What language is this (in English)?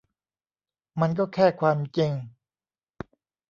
Thai